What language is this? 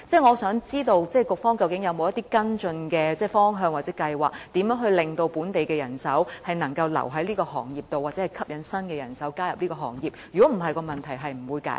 Cantonese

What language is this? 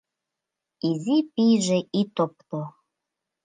Mari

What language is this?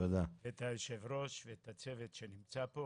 Hebrew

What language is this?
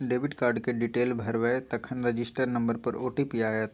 Maithili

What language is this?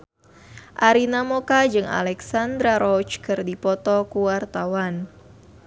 Sundanese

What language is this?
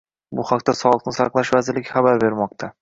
Uzbek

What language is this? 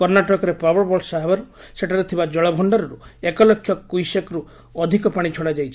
Odia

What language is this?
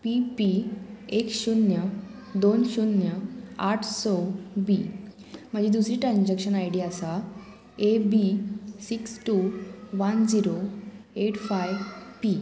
Konkani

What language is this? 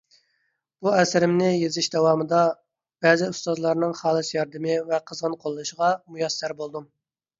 Uyghur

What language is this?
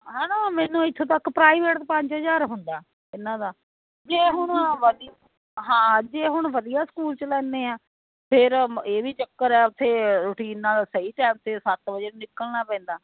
Punjabi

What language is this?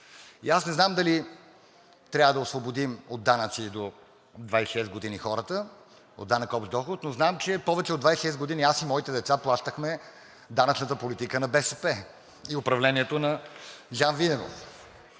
Bulgarian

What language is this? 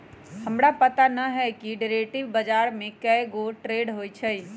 Magahi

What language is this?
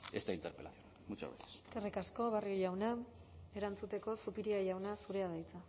Basque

